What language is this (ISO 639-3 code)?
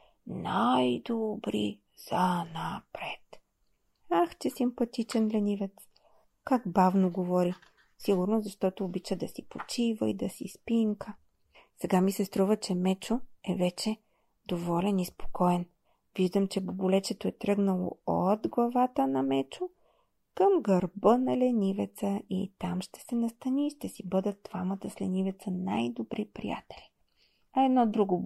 bul